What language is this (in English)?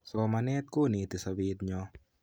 Kalenjin